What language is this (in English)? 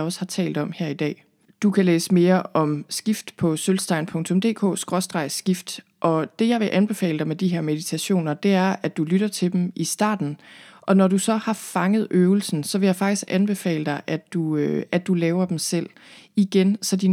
Danish